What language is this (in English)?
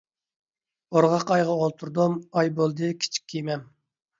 Uyghur